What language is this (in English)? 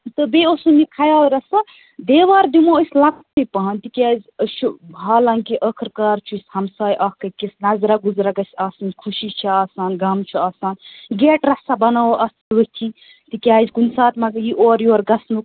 Kashmiri